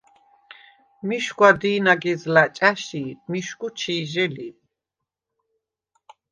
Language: Svan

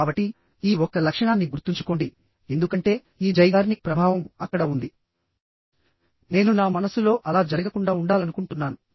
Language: Telugu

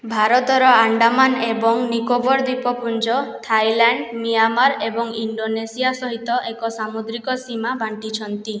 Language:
Odia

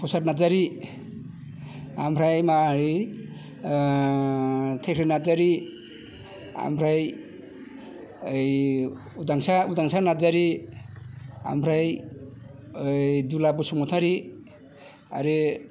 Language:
Bodo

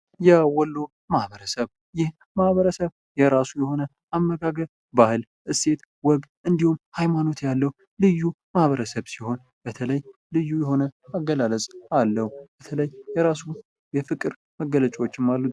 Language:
Amharic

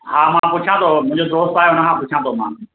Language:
Sindhi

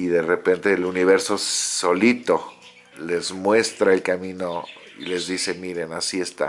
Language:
Spanish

